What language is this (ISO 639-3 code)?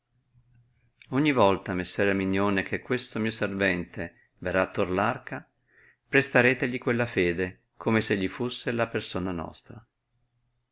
ita